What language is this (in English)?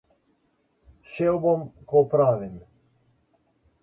Slovenian